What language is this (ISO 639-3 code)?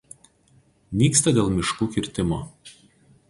lit